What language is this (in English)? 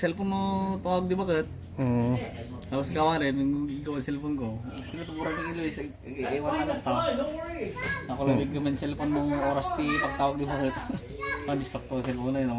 Filipino